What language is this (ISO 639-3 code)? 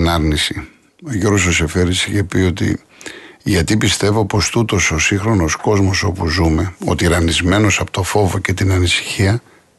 ell